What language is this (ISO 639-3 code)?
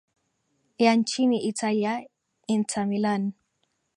swa